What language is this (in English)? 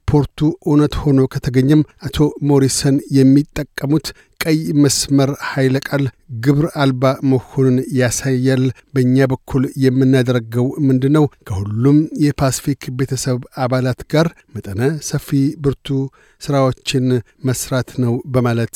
Amharic